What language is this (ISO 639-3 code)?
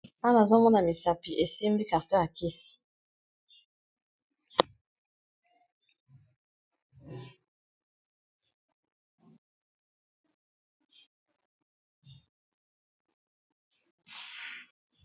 lin